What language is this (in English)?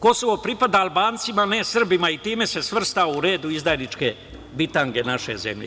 Serbian